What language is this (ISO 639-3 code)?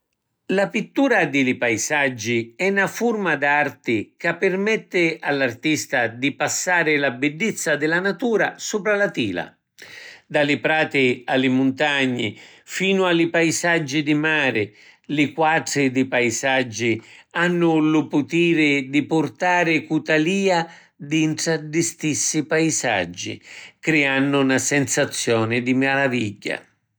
scn